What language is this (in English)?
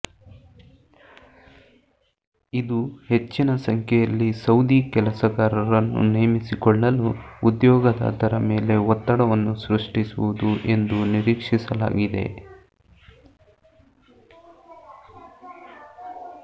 Kannada